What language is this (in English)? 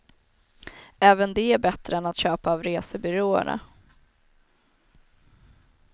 Swedish